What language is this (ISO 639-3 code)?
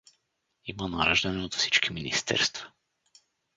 bul